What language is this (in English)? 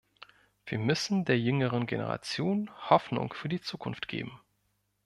German